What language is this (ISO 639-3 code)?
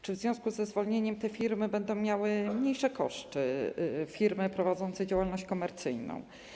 pol